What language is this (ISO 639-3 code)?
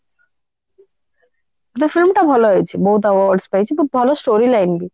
ori